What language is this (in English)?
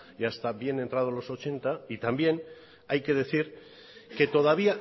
Spanish